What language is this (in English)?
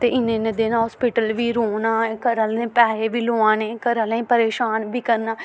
Dogri